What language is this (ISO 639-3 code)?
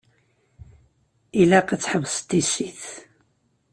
kab